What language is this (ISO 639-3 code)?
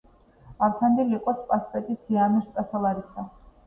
kat